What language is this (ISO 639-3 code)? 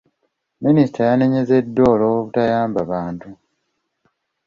lug